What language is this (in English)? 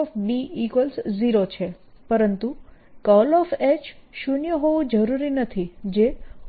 Gujarati